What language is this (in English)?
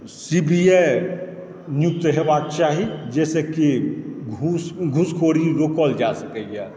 Maithili